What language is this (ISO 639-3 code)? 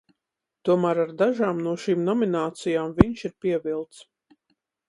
lav